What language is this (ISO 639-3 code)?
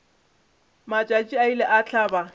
nso